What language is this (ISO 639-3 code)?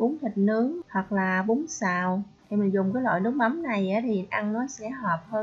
vie